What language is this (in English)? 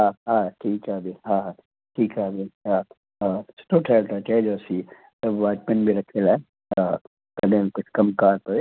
Sindhi